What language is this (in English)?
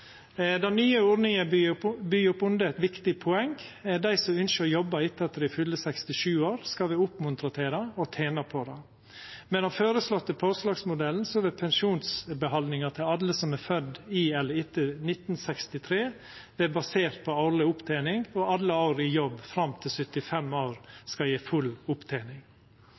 Norwegian Nynorsk